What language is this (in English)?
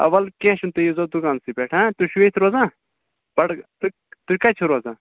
Kashmiri